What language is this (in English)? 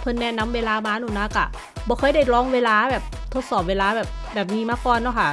Thai